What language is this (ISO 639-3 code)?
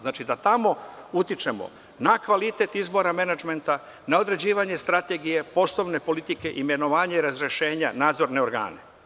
srp